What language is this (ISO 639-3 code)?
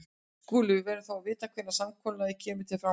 isl